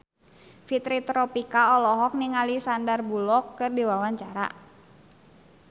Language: Sundanese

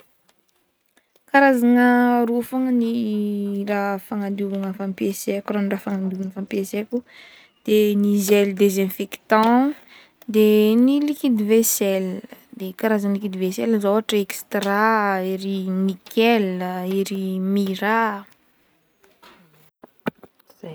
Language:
Northern Betsimisaraka Malagasy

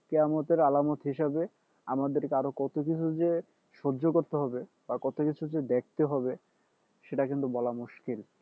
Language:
Bangla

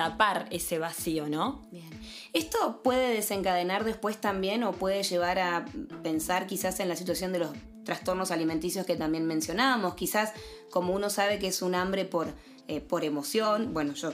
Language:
Spanish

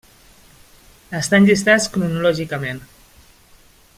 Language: Catalan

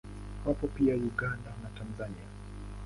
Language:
Swahili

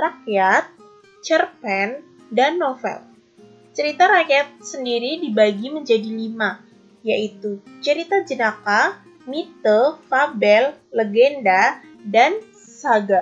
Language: Indonesian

